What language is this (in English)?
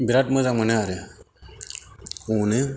Bodo